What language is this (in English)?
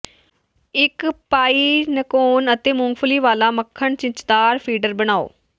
Punjabi